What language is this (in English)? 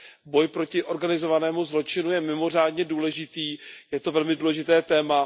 Czech